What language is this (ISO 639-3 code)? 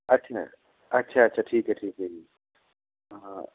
pan